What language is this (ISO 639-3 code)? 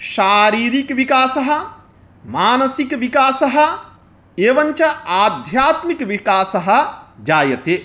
san